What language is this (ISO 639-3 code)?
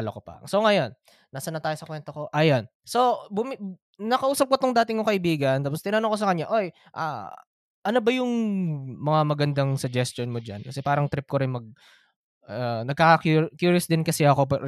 fil